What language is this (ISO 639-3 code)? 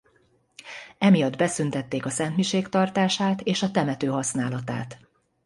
hun